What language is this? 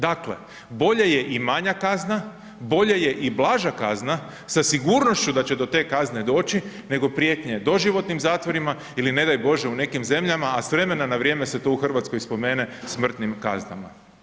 Croatian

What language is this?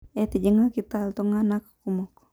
Masai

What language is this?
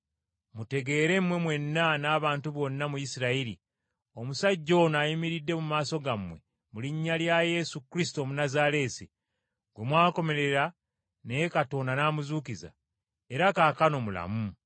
Ganda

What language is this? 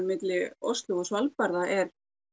Icelandic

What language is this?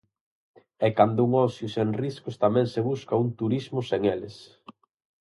Galician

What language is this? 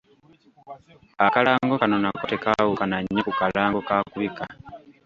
Ganda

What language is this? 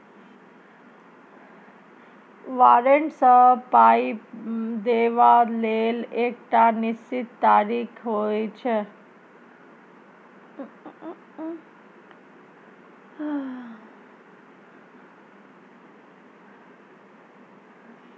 Maithili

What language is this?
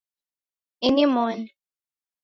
Taita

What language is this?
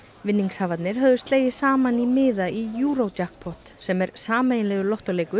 Icelandic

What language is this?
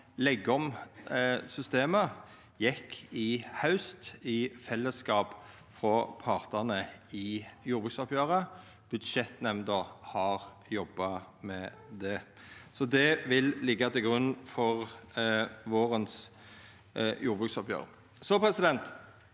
Norwegian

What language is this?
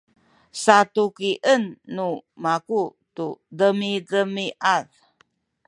Sakizaya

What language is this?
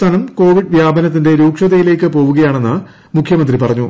Malayalam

